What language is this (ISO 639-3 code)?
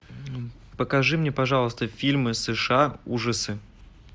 rus